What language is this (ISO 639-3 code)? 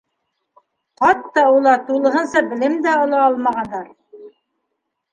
bak